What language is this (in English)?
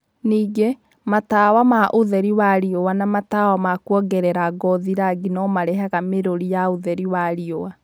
Kikuyu